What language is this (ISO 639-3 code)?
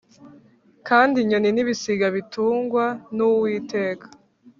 kin